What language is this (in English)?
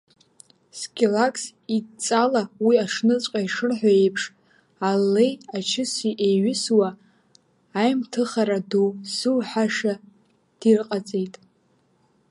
Abkhazian